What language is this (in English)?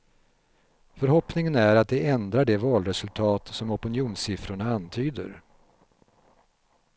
Swedish